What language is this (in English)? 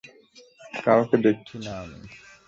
Bangla